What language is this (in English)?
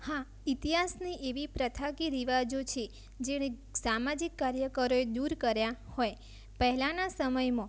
Gujarati